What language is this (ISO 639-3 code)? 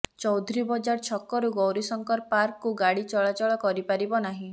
ori